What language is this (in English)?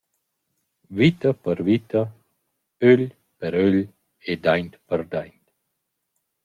Romansh